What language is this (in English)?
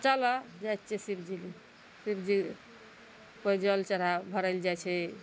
Maithili